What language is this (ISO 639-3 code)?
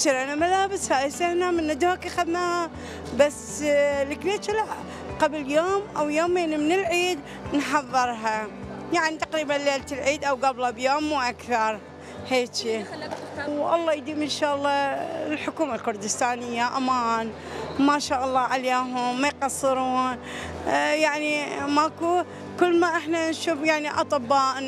ara